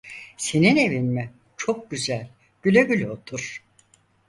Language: Turkish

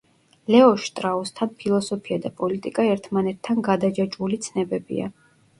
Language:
Georgian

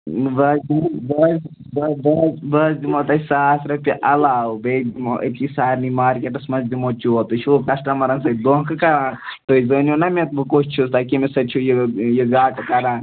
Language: Kashmiri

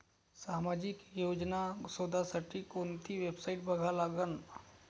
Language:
Marathi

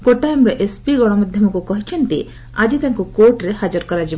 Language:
Odia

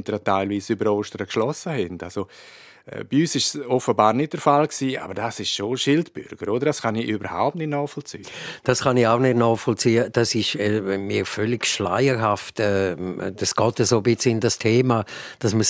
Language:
German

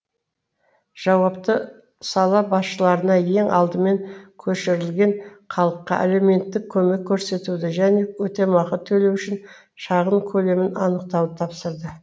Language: Kazakh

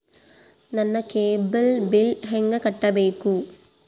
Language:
Kannada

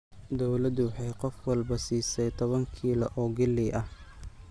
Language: Somali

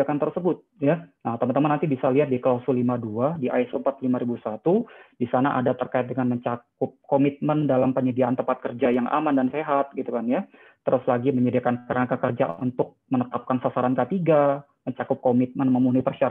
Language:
Indonesian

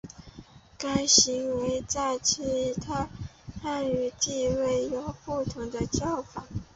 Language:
Chinese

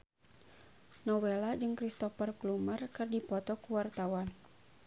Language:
Sundanese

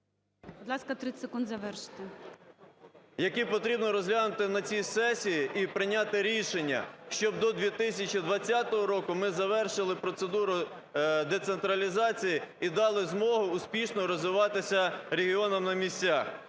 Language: Ukrainian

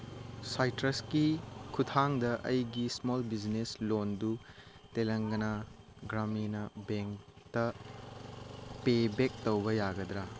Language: Manipuri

